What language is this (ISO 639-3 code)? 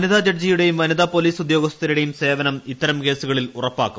mal